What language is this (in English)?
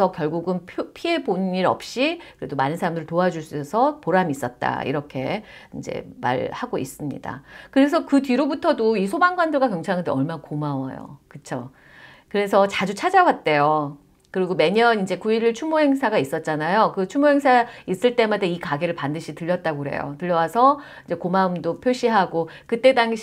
Korean